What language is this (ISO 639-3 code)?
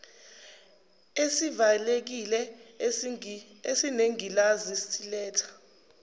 zul